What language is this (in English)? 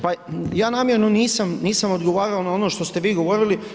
Croatian